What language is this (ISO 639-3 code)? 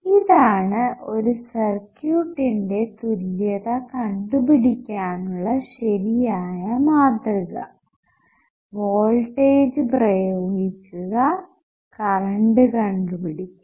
mal